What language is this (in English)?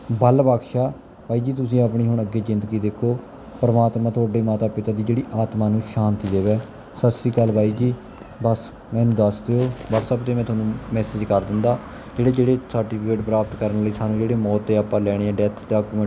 Punjabi